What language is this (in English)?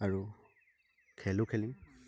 Assamese